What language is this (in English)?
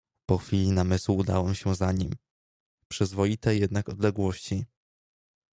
Polish